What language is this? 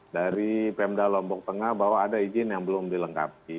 Indonesian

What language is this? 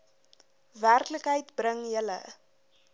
Afrikaans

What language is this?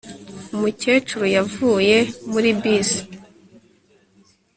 Kinyarwanda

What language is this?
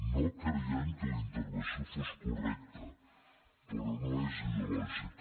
Catalan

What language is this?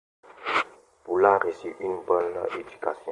French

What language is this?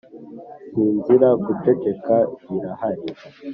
Kinyarwanda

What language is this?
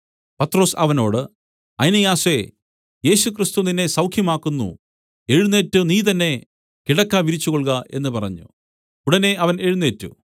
Malayalam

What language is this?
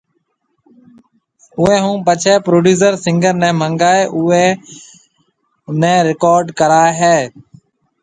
Marwari (Pakistan)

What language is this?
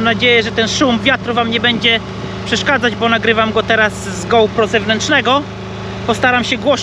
Polish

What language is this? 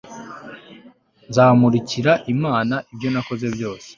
Kinyarwanda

